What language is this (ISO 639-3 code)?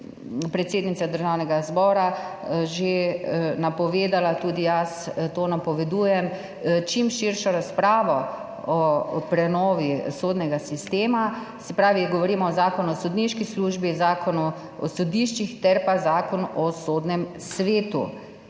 slv